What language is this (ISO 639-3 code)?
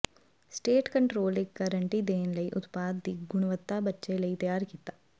pan